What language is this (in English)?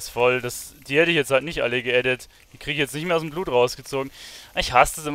German